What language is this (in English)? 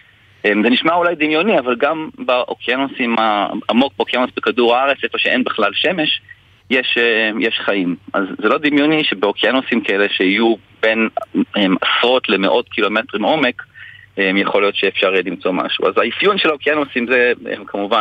Hebrew